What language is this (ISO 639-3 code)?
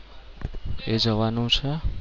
guj